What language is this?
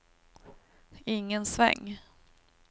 Swedish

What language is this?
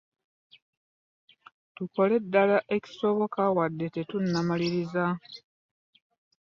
Ganda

